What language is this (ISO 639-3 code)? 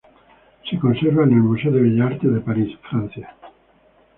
spa